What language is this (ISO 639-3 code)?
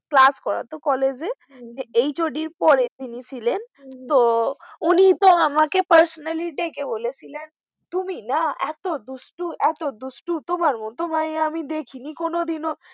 ben